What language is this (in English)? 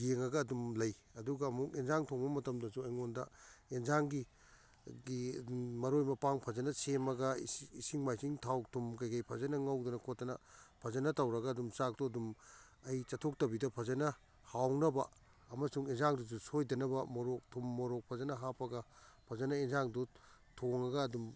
Manipuri